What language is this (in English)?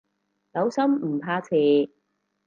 Cantonese